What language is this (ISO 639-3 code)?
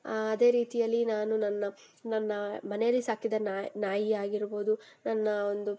kan